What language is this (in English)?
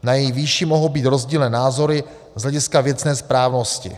Czech